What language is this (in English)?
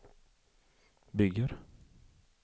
Swedish